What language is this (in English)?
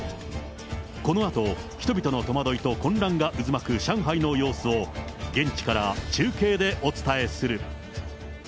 Japanese